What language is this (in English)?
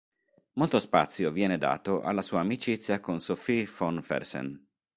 Italian